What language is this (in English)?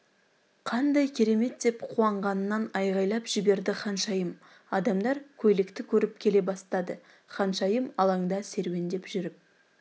Kazakh